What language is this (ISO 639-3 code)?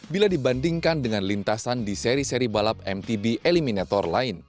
ind